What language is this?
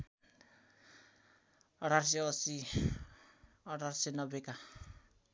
Nepali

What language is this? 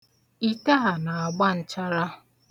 Igbo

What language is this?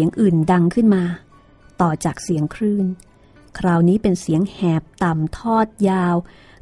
Thai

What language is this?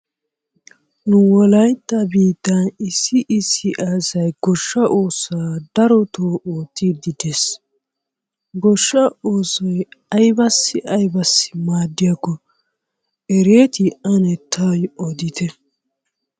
Wolaytta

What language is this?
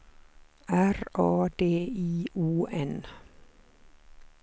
Swedish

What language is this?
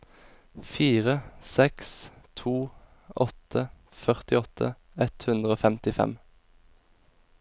Norwegian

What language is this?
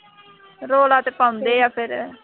Punjabi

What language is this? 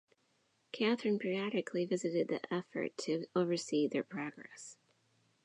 English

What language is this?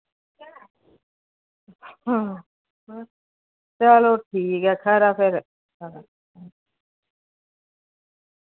Dogri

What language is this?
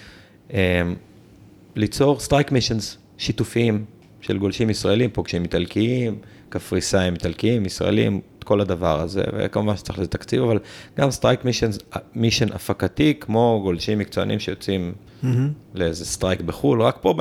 Hebrew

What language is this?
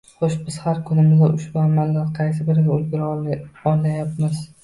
Uzbek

